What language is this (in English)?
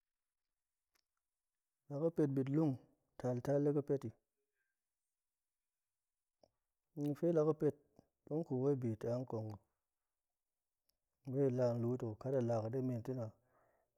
Goemai